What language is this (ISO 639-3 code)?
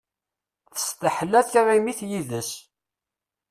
kab